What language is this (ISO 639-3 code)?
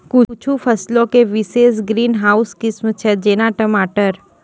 mai